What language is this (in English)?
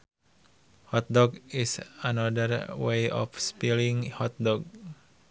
Sundanese